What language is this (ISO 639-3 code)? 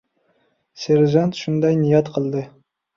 uzb